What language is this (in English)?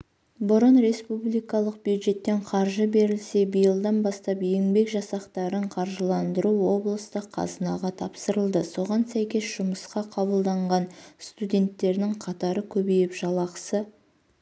Kazakh